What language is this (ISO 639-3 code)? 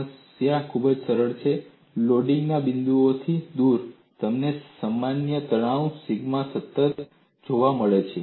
guj